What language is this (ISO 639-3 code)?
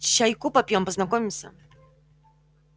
rus